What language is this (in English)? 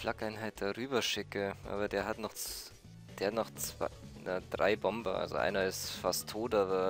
German